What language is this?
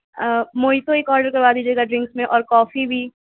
Urdu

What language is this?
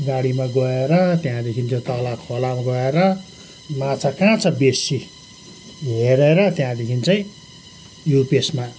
Nepali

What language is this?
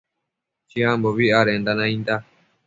Matsés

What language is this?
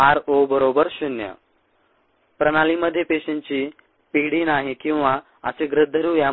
Marathi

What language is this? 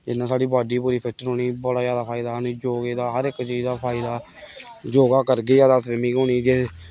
Dogri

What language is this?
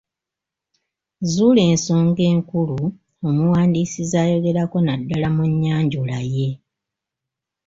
Ganda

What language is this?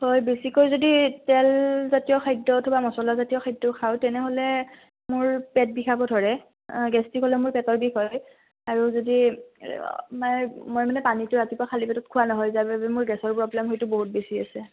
Assamese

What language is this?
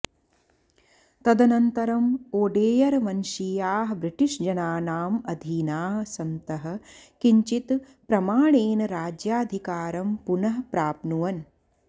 Sanskrit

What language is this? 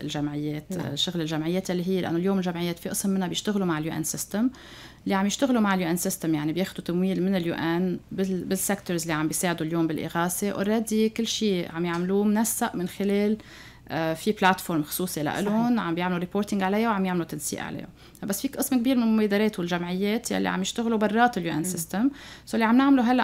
Arabic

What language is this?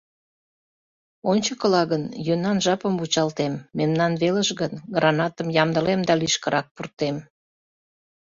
Mari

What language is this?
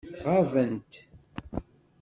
Kabyle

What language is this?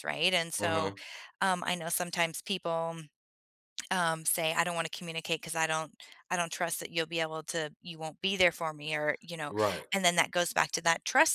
English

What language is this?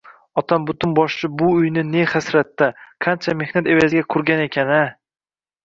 Uzbek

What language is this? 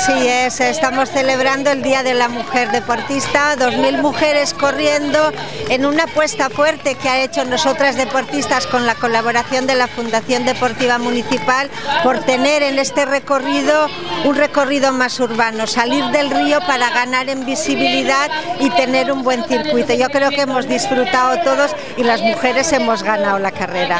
Spanish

